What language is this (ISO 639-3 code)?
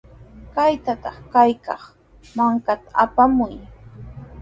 qws